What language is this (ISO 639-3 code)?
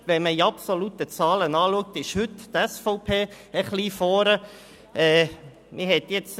gsw